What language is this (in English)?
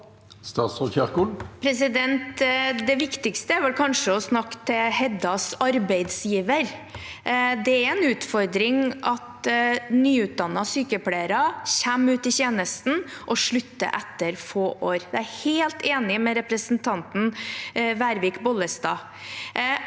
Norwegian